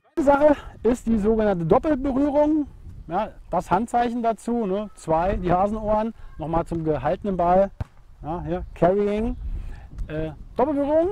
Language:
German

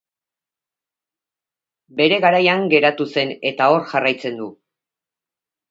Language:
Basque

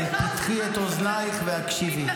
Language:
Hebrew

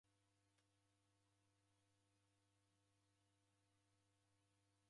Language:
Taita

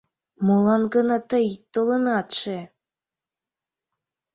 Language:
Mari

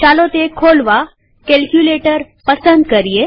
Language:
Gujarati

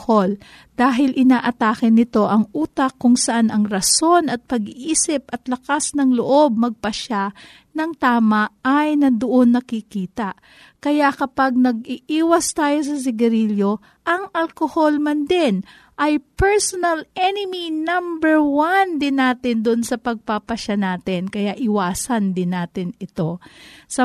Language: Filipino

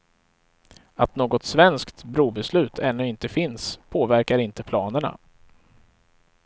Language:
Swedish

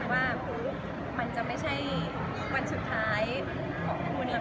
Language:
Thai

